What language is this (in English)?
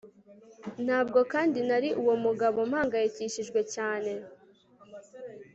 Kinyarwanda